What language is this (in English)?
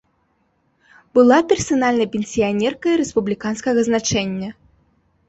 Belarusian